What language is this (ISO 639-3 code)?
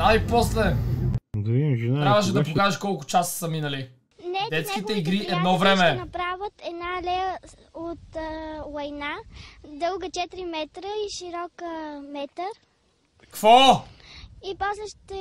bul